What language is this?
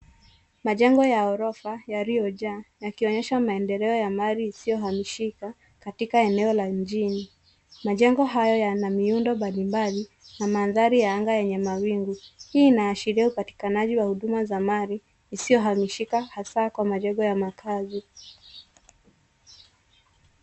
Swahili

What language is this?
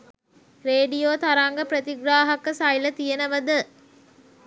Sinhala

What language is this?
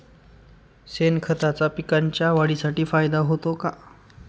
Marathi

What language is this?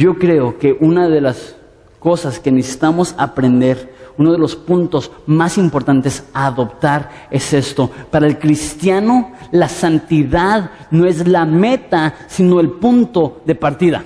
Spanish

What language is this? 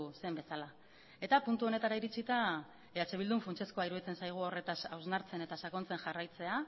Basque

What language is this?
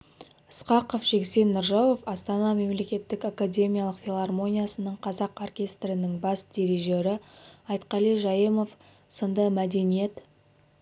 Kazakh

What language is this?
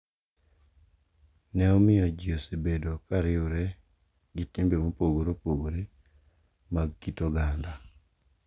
Luo (Kenya and Tanzania)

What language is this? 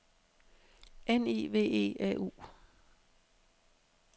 Danish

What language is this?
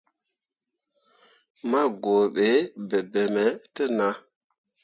Mundang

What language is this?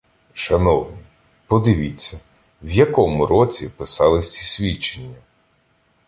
Ukrainian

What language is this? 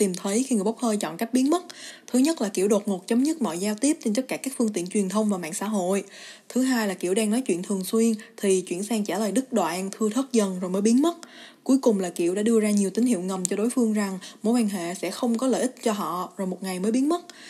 Vietnamese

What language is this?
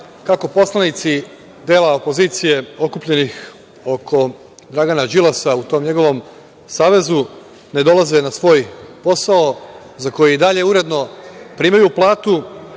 Serbian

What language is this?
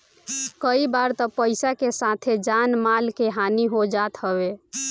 Bhojpuri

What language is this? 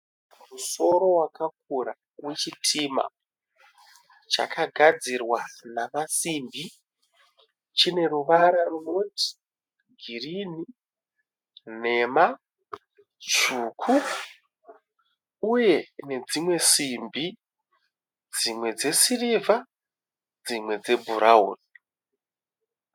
Shona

